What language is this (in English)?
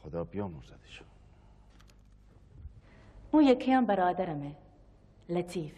Persian